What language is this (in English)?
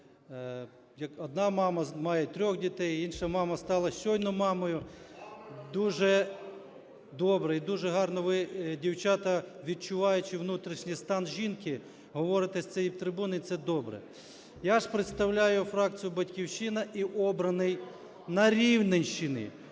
Ukrainian